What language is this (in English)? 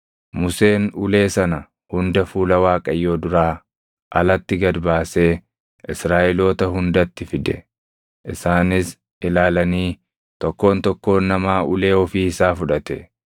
Oromo